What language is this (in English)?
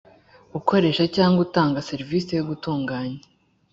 Kinyarwanda